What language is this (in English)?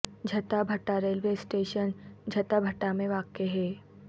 Urdu